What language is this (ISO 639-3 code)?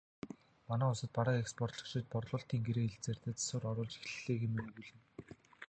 mon